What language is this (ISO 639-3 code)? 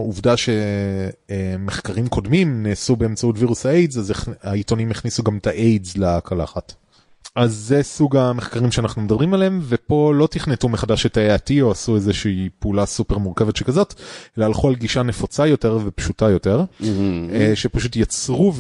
heb